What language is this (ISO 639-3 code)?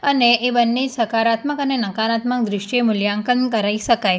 guj